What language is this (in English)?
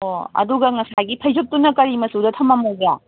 Manipuri